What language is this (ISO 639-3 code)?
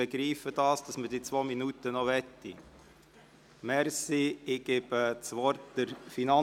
gsw